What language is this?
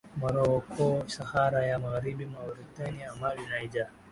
Swahili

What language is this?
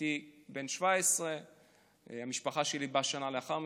Hebrew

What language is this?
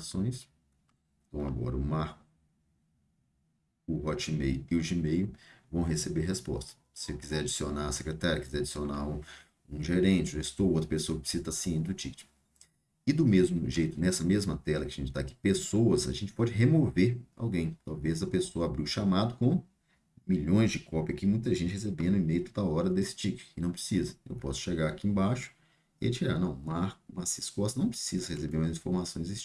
Portuguese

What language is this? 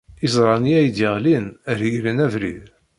Kabyle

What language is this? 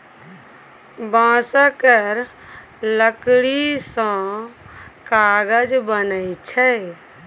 Maithili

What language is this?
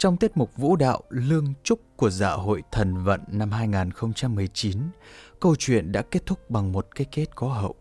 Vietnamese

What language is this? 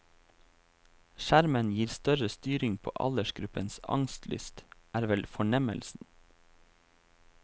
Norwegian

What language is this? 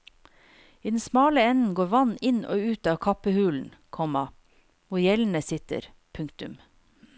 Norwegian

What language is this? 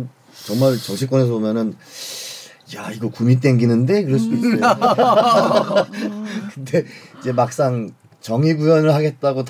Korean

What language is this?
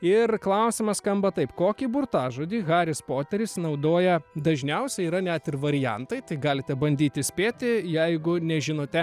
Lithuanian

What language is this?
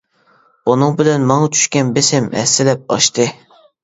Uyghur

